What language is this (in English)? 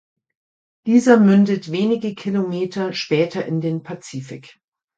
German